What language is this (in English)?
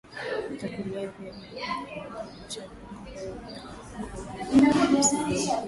Swahili